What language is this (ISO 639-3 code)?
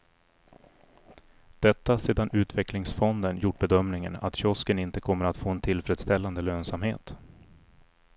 swe